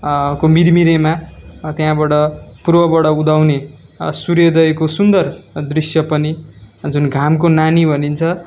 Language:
Nepali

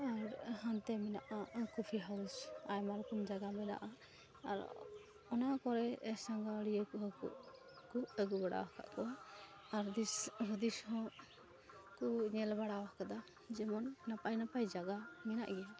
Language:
Santali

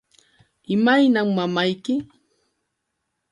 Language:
Yauyos Quechua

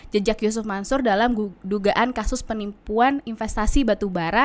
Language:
Indonesian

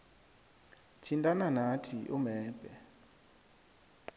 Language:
South Ndebele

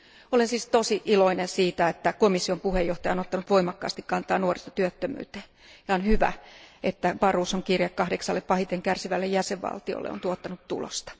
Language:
Finnish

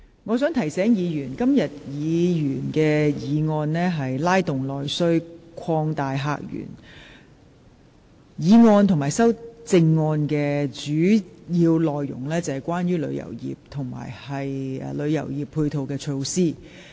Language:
Cantonese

